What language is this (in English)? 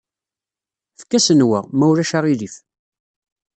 Kabyle